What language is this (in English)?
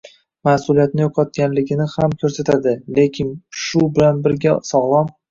Uzbek